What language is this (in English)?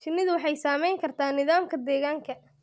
Somali